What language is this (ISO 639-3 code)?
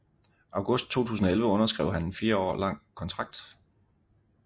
dan